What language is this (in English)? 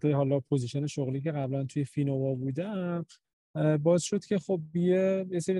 Persian